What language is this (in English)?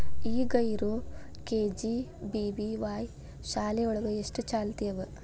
Kannada